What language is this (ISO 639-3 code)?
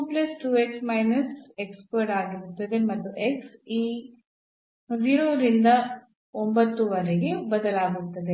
kan